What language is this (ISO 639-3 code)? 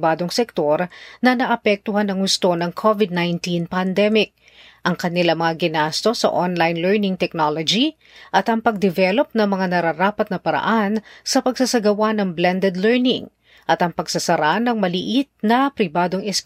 fil